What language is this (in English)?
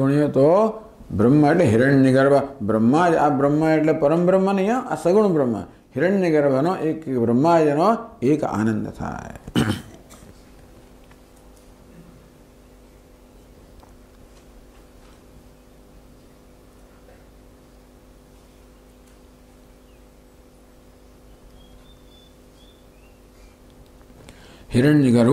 Gujarati